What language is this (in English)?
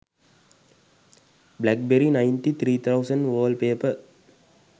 Sinhala